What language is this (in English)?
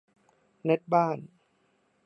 Thai